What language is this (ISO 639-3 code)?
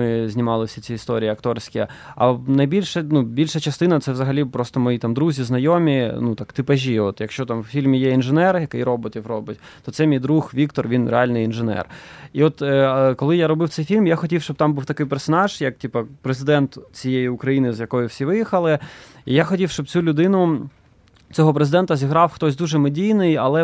ukr